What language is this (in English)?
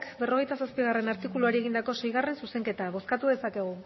Basque